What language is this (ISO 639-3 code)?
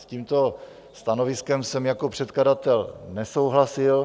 ces